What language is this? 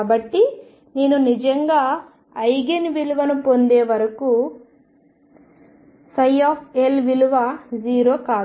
Telugu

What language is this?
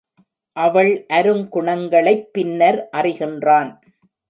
Tamil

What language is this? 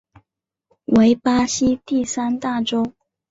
Chinese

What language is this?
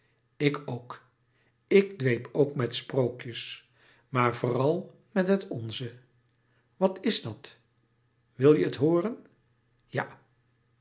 Dutch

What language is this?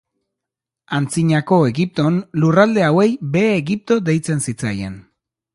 Basque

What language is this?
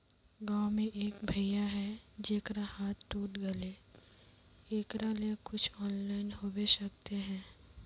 Magahi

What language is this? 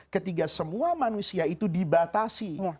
Indonesian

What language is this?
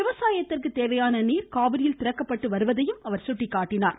Tamil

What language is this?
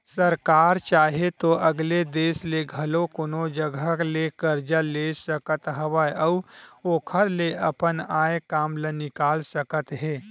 Chhattisgarhi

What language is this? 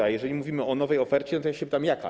Polish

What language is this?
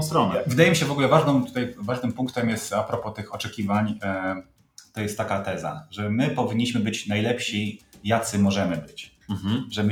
Polish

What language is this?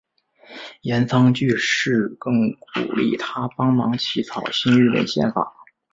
Chinese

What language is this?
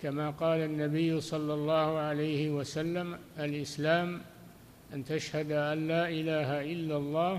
Arabic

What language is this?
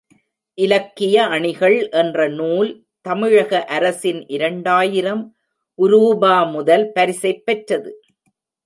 Tamil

